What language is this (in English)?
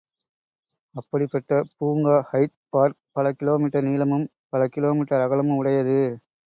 Tamil